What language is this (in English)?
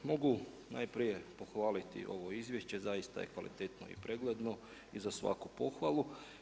Croatian